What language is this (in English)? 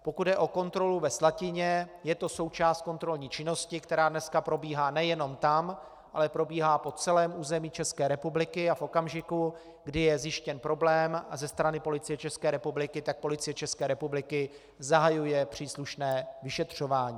Czech